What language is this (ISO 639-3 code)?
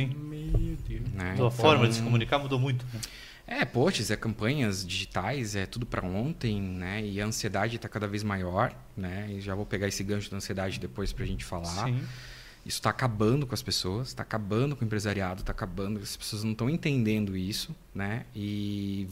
por